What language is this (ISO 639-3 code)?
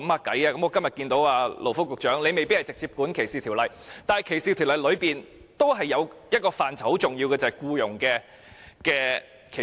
yue